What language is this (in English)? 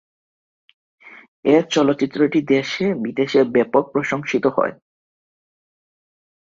Bangla